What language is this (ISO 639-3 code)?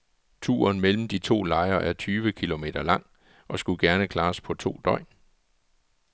dan